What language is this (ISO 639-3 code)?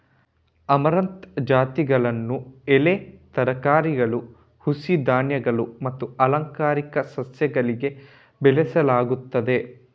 kan